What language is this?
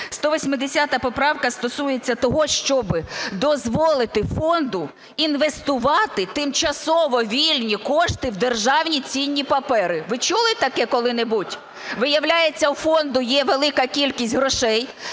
Ukrainian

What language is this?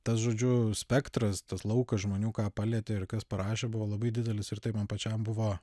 Lithuanian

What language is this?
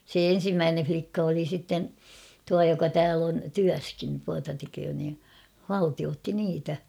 Finnish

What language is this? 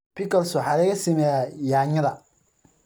Somali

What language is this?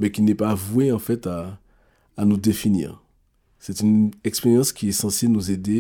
French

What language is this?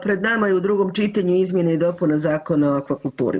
Croatian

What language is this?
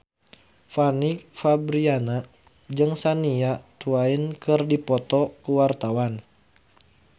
Sundanese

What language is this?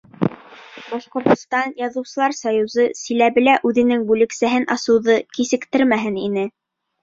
Bashkir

